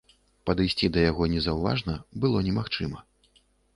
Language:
Belarusian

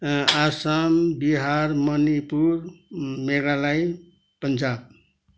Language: Nepali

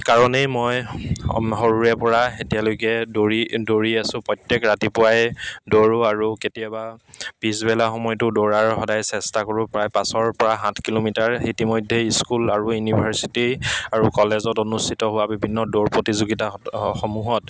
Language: Assamese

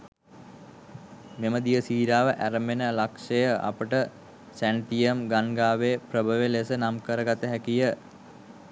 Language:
Sinhala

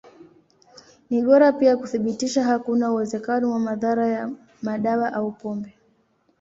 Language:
Swahili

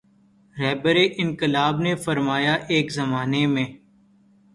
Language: Urdu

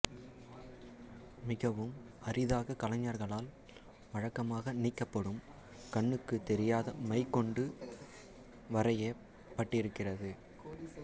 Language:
Tamil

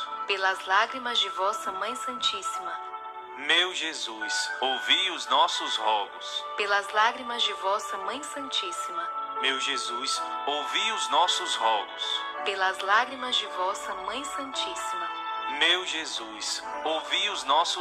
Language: Portuguese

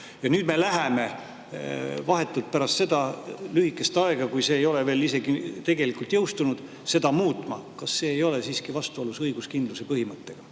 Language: Estonian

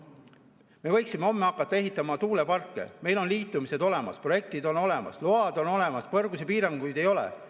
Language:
Estonian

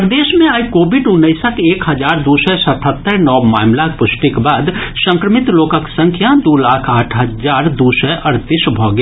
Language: Maithili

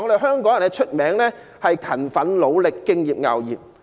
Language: Cantonese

